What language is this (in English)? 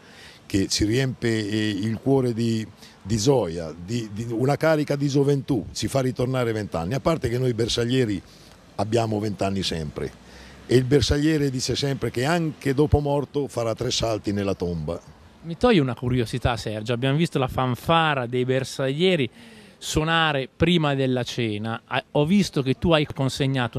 Italian